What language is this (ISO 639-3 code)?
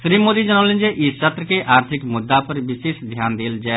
mai